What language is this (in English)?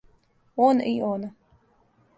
Serbian